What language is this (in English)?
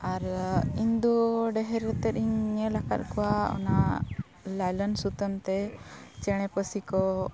Santali